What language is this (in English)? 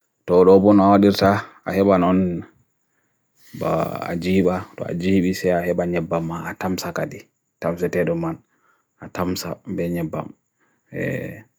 Bagirmi Fulfulde